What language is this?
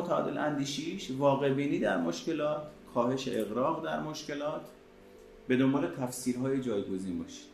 Persian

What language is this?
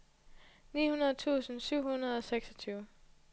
Danish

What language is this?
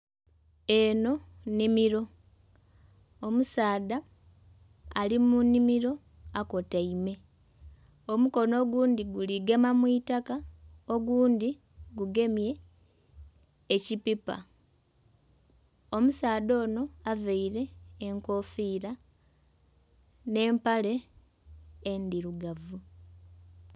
Soga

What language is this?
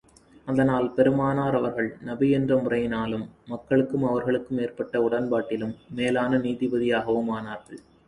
Tamil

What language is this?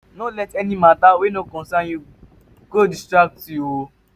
Nigerian Pidgin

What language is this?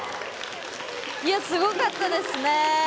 Japanese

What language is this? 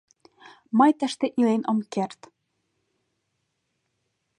Mari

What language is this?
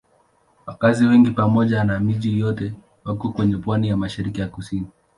Swahili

